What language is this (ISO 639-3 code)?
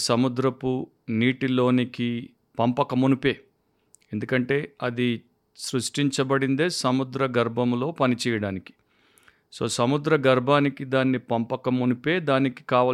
tel